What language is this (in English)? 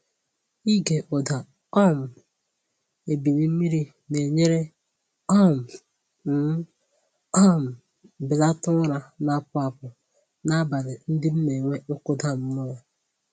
Igbo